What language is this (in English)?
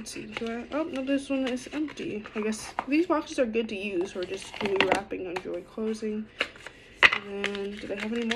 English